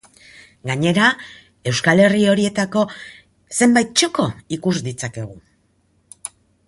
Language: Basque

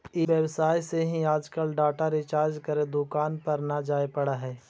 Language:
Magahi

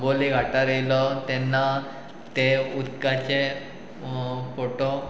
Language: Konkani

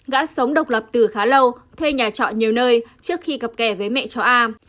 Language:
Vietnamese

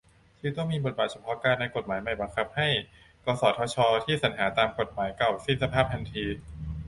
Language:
Thai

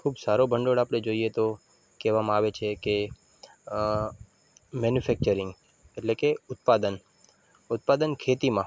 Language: Gujarati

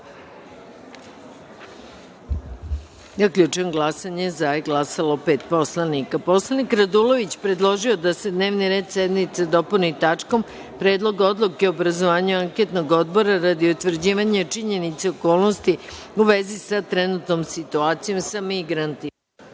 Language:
Serbian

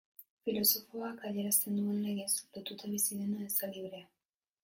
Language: Basque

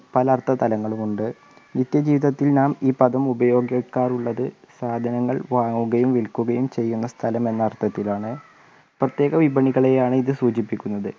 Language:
Malayalam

